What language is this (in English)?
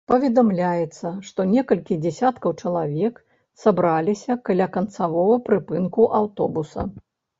Belarusian